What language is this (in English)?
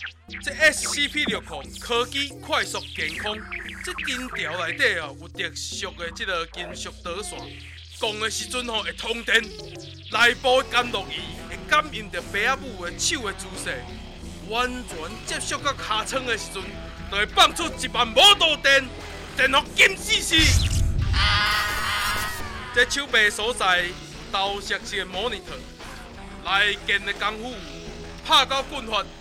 Chinese